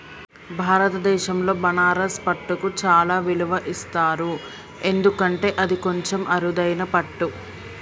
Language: Telugu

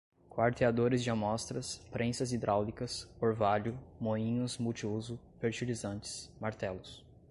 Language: Portuguese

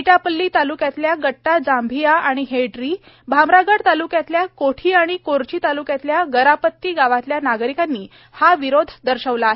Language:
Marathi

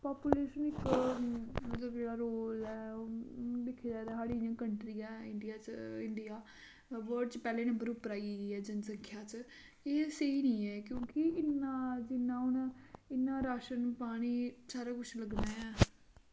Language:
Dogri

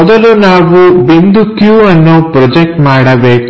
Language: Kannada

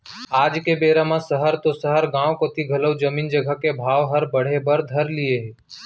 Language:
Chhattisgarhi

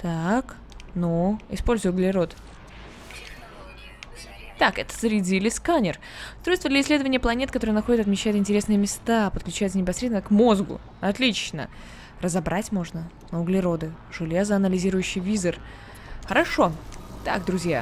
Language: Russian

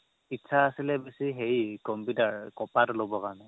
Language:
Assamese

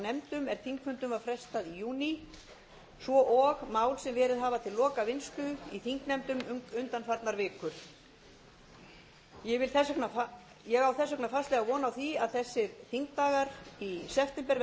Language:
Icelandic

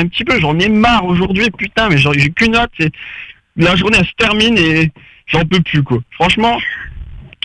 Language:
French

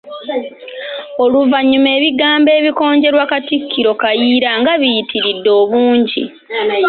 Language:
Ganda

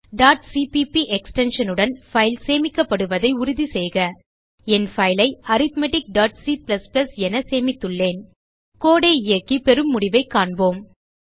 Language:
Tamil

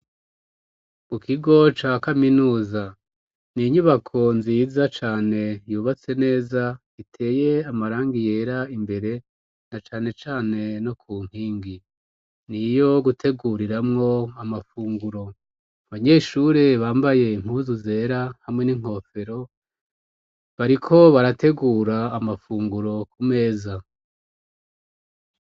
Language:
Rundi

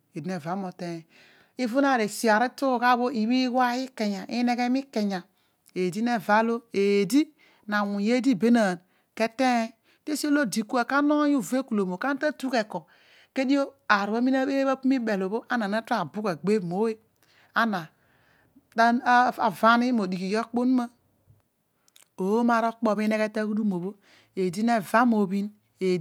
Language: Odual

